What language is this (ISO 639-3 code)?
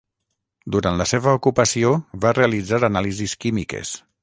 cat